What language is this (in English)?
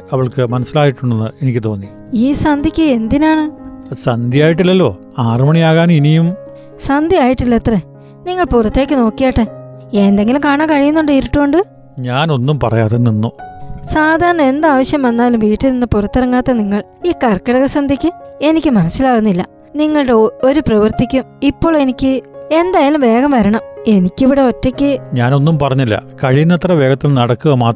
Malayalam